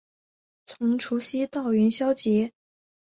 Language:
Chinese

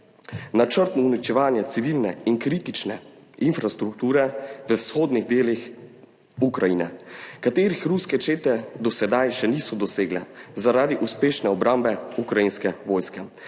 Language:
Slovenian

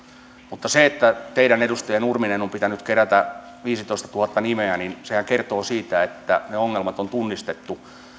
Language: Finnish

